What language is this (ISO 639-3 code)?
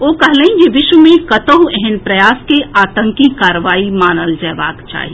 mai